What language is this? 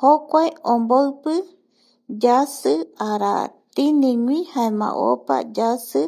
Eastern Bolivian Guaraní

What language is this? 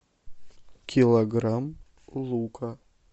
Russian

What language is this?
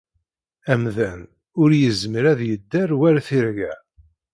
Kabyle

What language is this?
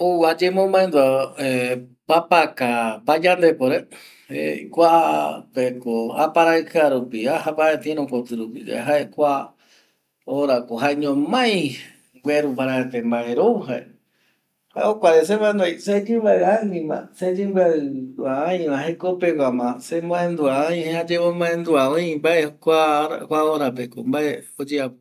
Eastern Bolivian Guaraní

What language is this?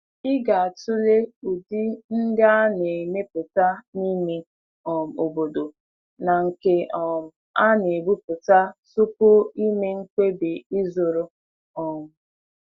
Igbo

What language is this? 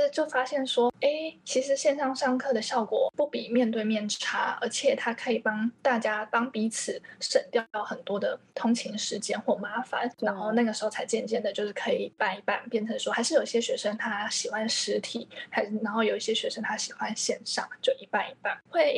Chinese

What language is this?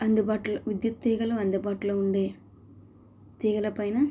Telugu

